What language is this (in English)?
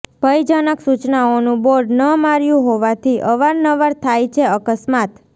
Gujarati